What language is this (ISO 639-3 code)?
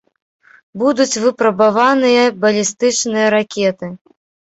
bel